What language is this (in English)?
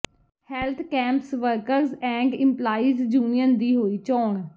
Punjabi